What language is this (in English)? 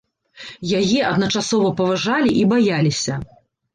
Belarusian